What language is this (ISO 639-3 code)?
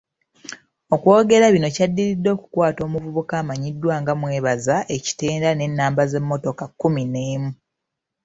lug